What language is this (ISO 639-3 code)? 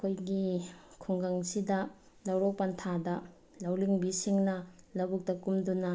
mni